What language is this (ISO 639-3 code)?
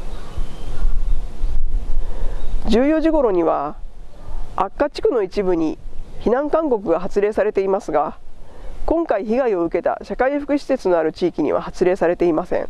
jpn